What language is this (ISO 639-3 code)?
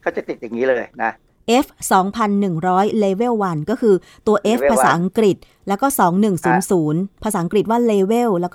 tha